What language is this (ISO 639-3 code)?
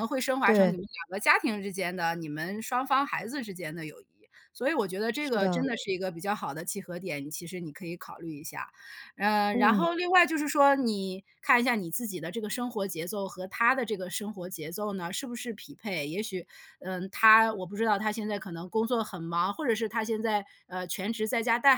zho